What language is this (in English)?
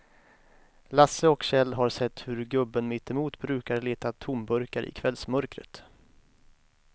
Swedish